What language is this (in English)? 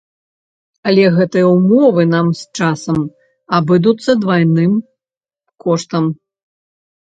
Belarusian